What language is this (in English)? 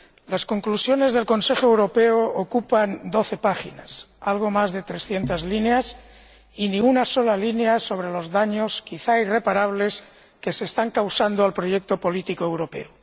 Spanish